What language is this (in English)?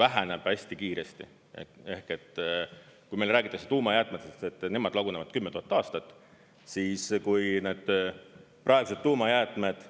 Estonian